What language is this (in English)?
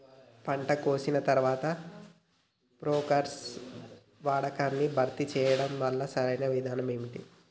Telugu